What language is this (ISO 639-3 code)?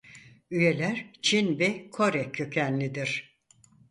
tur